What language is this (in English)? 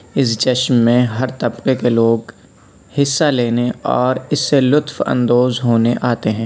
Urdu